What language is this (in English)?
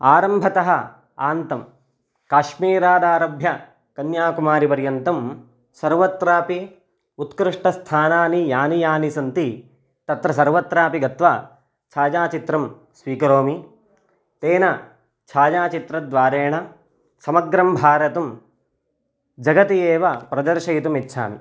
Sanskrit